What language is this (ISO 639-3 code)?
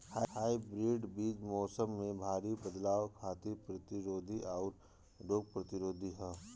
bho